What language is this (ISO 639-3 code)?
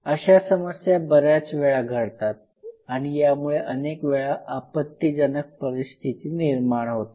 mar